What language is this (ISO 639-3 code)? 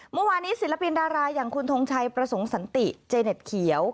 tha